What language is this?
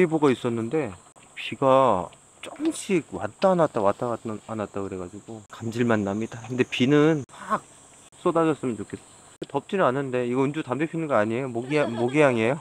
Korean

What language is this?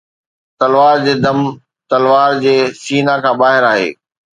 Sindhi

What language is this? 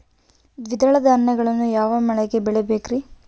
Kannada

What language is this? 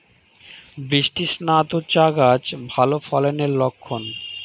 Bangla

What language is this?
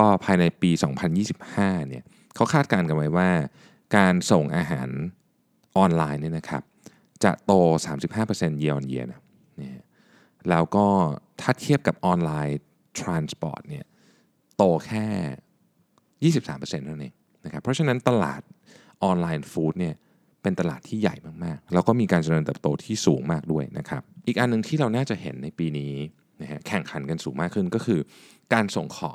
Thai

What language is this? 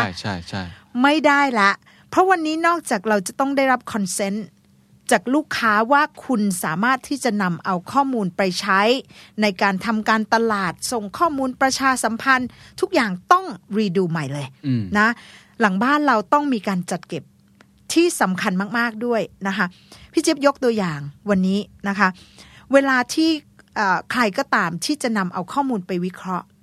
Thai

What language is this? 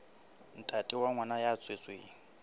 Southern Sotho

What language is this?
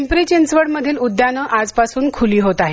Marathi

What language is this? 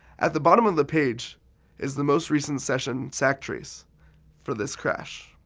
English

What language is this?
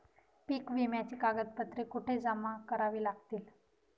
Marathi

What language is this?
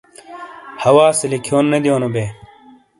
Shina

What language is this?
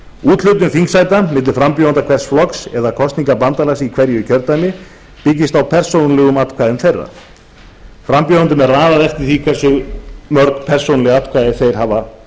Icelandic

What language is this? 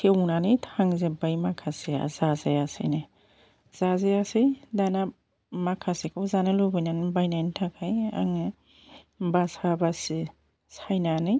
Bodo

